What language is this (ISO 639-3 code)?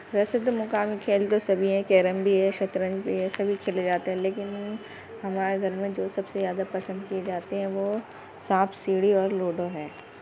urd